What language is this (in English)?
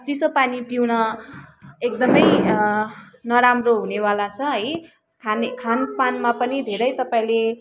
Nepali